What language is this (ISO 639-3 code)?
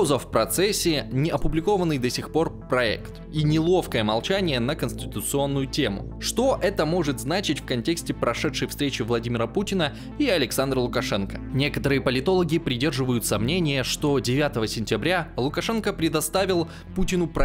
rus